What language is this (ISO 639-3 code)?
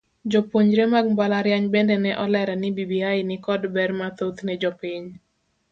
luo